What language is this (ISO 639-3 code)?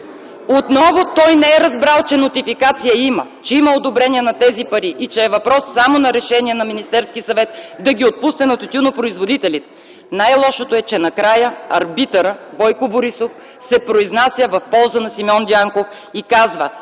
bul